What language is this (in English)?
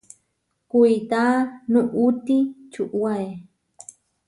Huarijio